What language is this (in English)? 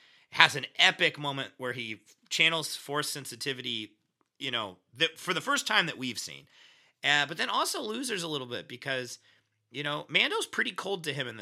English